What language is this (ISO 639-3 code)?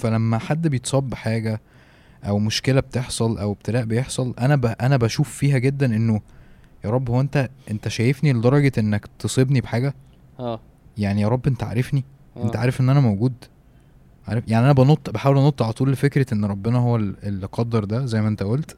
ara